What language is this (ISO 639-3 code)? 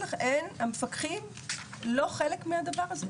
heb